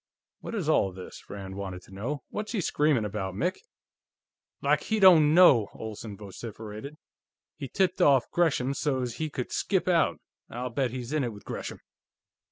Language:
English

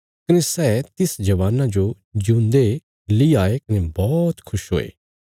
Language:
Bilaspuri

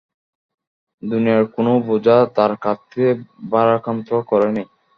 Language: Bangla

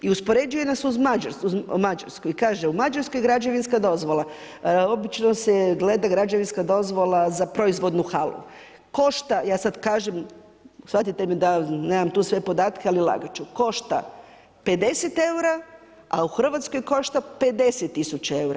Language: Croatian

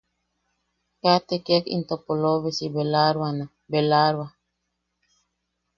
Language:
Yaqui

